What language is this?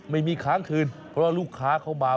Thai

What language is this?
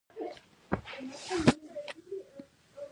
Pashto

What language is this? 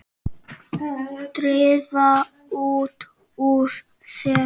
Icelandic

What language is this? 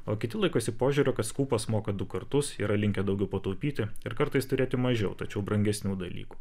Lithuanian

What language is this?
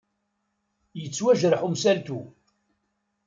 Kabyle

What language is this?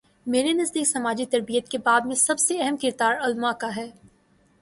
Urdu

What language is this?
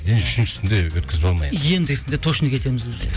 Kazakh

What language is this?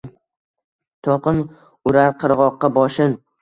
Uzbek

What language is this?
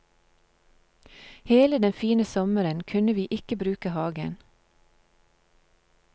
Norwegian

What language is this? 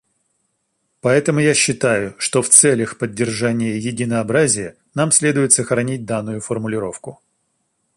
Russian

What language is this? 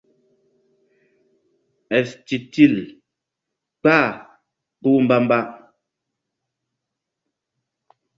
Mbum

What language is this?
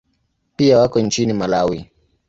Swahili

